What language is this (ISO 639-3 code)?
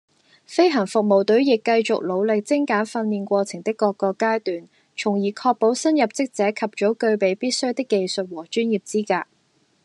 yue